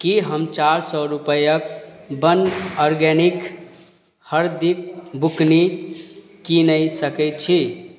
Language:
Maithili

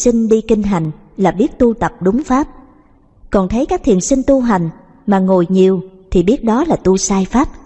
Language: Vietnamese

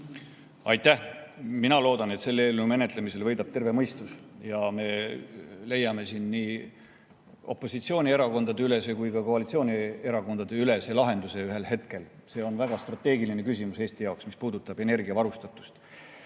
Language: Estonian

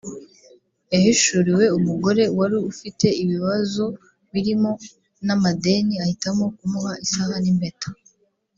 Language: Kinyarwanda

